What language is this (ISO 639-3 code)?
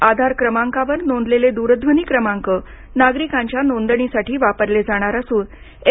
mar